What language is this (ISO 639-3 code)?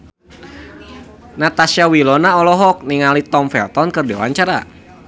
sun